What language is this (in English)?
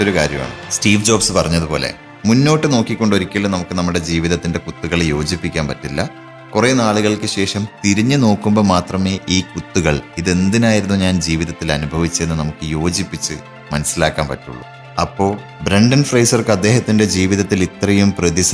Malayalam